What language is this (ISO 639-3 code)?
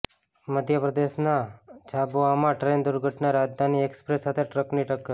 guj